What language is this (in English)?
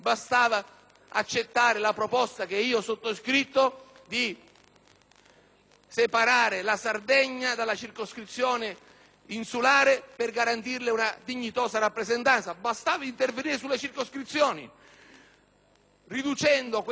Italian